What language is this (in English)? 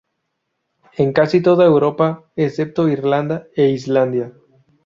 Spanish